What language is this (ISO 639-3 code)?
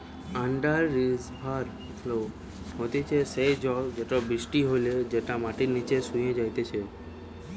ben